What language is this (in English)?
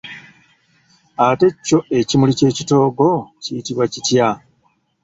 Ganda